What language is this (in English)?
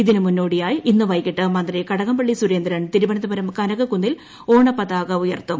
Malayalam